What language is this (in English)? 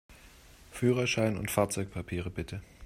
German